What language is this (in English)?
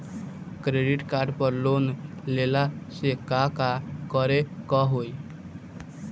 Bhojpuri